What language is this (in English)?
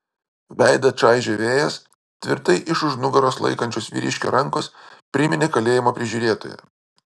Lithuanian